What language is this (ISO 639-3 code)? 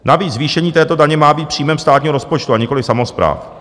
ces